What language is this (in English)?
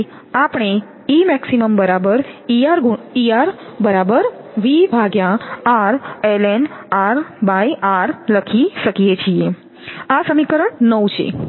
Gujarati